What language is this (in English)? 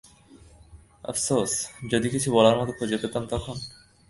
Bangla